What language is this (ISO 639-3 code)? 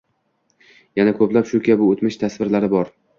uzb